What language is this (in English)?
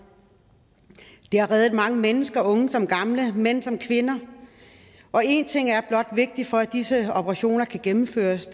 Danish